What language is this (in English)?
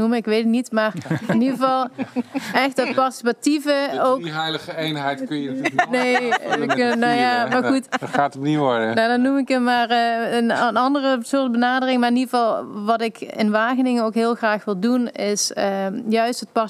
Dutch